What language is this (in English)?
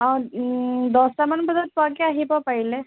Assamese